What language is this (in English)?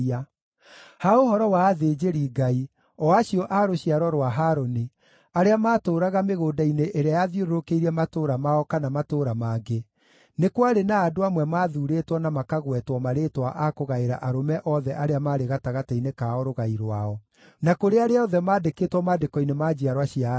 Kikuyu